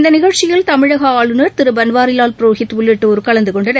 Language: Tamil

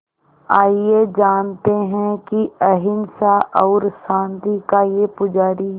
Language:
Hindi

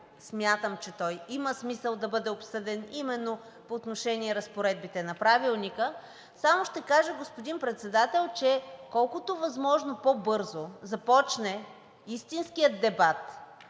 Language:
Bulgarian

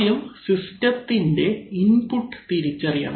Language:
Malayalam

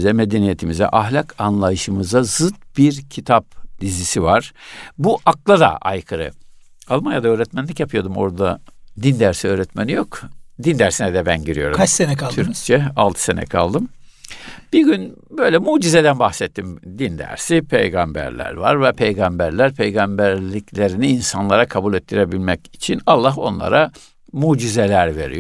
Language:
Turkish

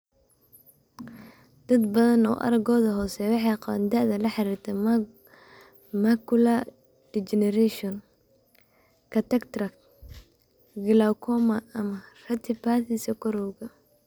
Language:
Somali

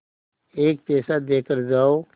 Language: Hindi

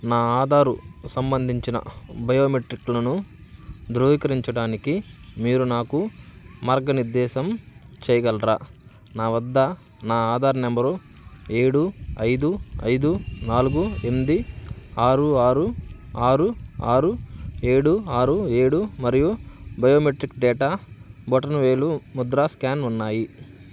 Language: Telugu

